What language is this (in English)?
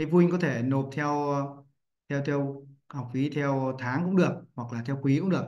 Vietnamese